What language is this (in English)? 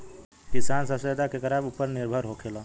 Bhojpuri